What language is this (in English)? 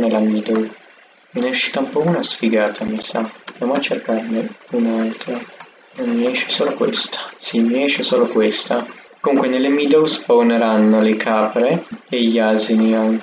Italian